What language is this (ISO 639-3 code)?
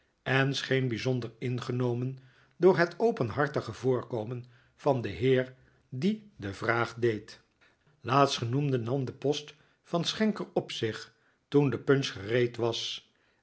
nld